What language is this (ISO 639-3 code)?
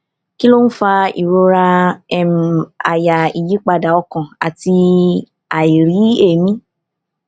yor